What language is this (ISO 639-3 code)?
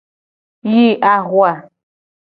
gej